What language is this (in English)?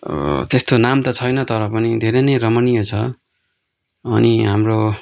Nepali